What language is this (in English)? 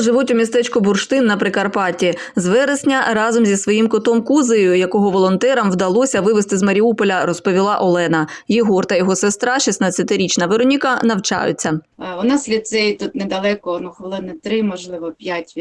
Ukrainian